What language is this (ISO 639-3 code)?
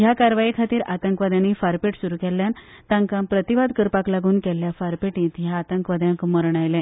kok